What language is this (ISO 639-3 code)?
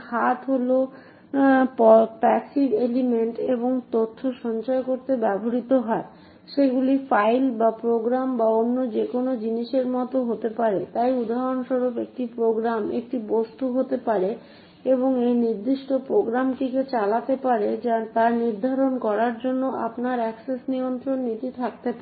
ben